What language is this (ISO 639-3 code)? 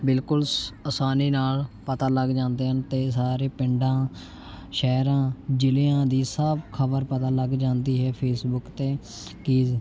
pan